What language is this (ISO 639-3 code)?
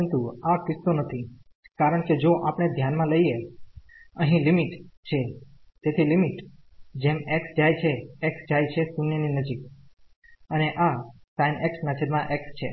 guj